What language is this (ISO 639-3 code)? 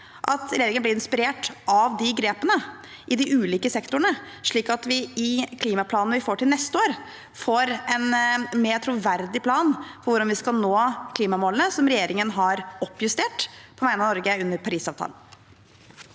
nor